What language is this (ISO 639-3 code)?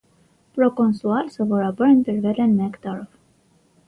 hye